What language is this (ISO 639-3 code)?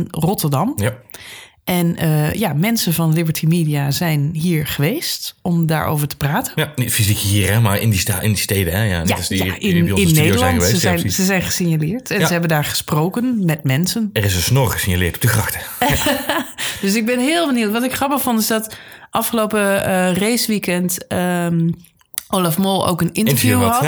nld